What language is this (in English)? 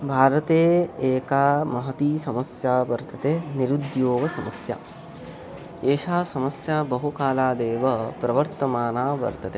Sanskrit